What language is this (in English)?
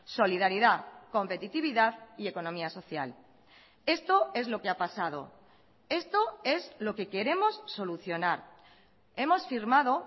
Spanish